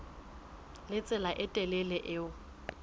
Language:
Southern Sotho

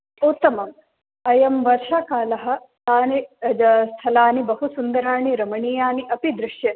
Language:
Sanskrit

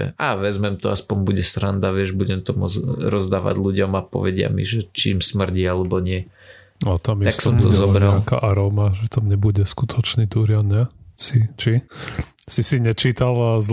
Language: Slovak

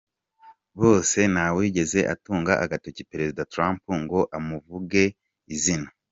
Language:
Kinyarwanda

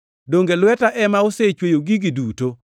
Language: Luo (Kenya and Tanzania)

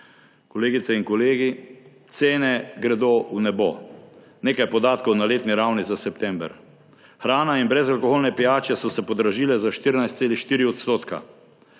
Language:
Slovenian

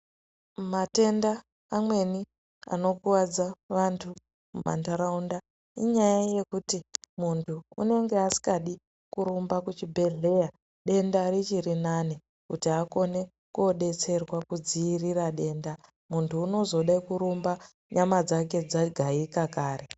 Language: Ndau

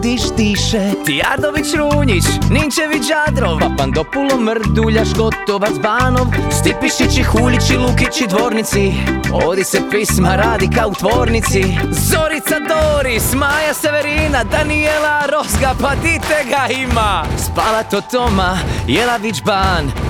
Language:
Croatian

